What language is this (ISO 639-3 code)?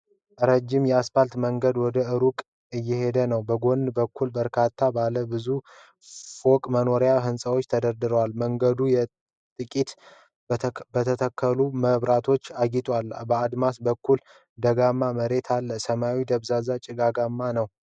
amh